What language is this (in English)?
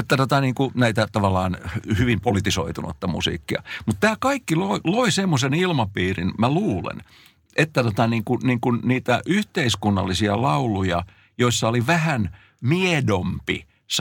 Finnish